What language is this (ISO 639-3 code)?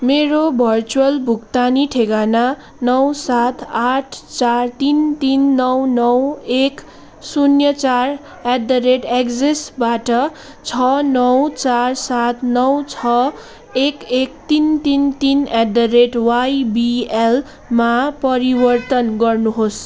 nep